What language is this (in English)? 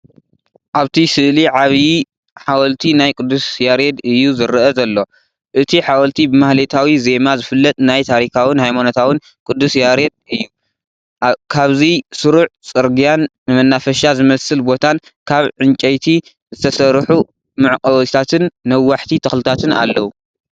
Tigrinya